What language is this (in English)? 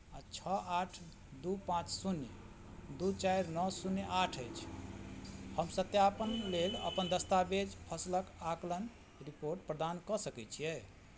Maithili